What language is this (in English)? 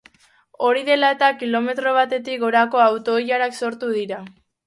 Basque